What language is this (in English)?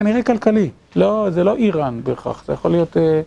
Hebrew